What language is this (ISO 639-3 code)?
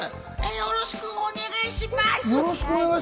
jpn